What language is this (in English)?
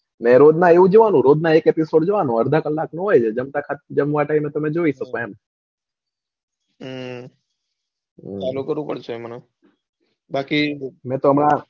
Gujarati